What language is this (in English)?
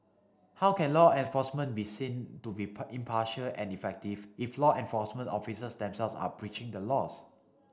English